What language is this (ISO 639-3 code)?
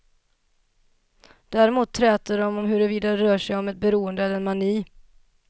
swe